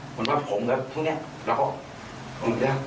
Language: Thai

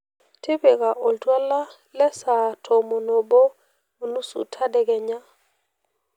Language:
Masai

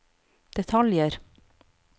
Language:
Norwegian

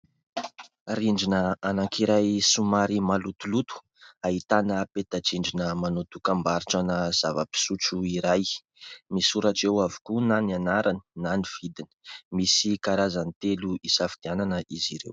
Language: Malagasy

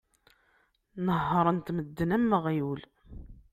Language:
Kabyle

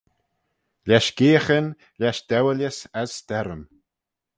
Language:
Manx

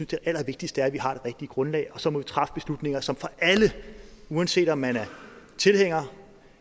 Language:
Danish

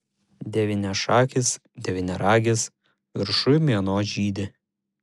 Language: Lithuanian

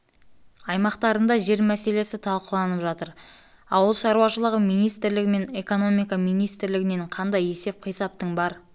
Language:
Kazakh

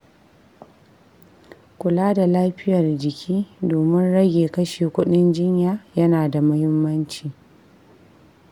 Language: Hausa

